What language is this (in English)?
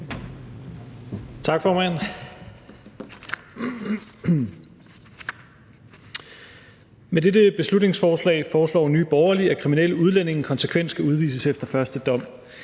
Danish